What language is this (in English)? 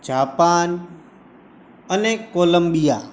Gujarati